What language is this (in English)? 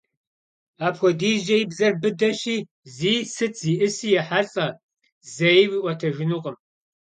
Kabardian